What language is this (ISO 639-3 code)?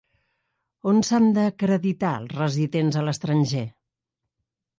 cat